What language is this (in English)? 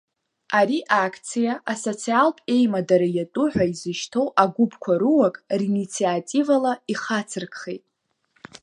Abkhazian